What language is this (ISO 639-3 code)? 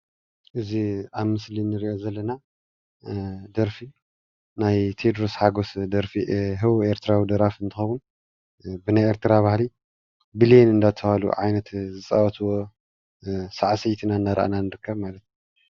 tir